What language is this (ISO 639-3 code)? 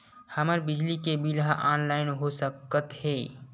hne